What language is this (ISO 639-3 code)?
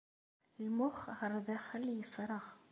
kab